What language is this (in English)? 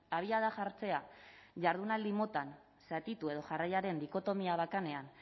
Basque